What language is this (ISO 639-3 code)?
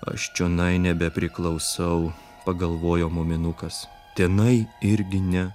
lit